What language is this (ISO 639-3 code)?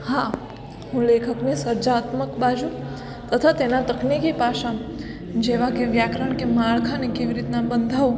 guj